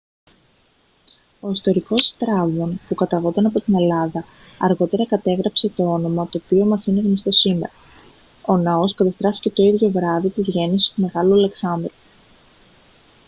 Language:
Greek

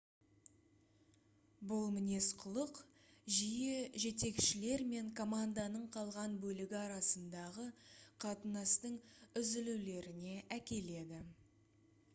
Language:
Kazakh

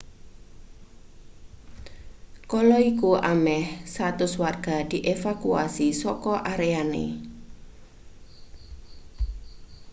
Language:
Javanese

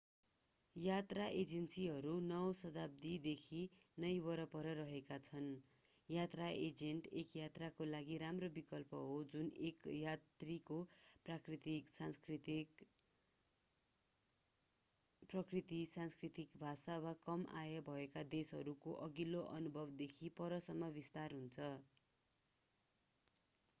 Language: Nepali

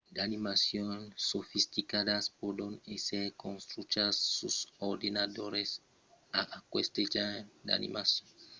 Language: Occitan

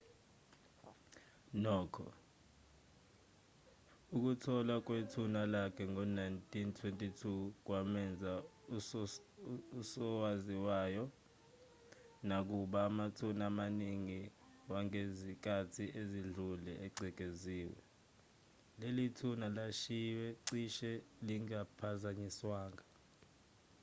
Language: Zulu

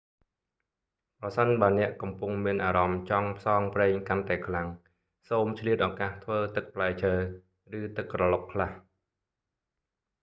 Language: Khmer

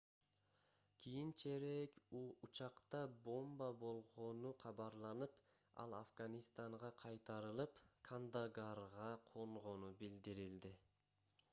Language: Kyrgyz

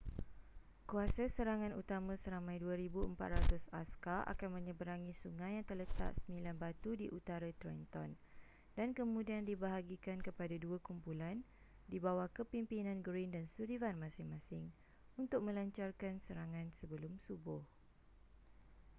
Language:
Malay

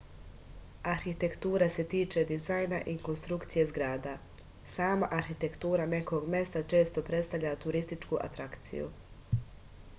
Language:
Serbian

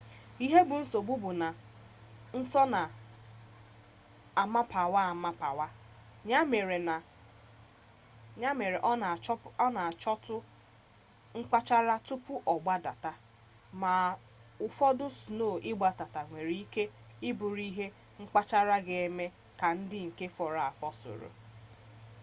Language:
Igbo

